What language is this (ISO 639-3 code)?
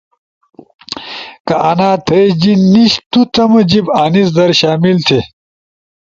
ush